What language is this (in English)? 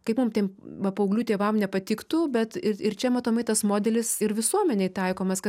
Lithuanian